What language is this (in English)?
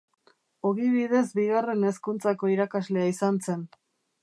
Basque